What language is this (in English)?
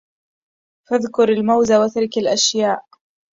Arabic